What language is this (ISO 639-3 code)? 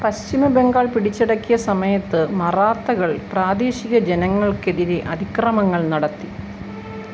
mal